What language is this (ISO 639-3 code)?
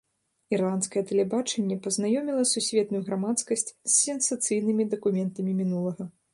bel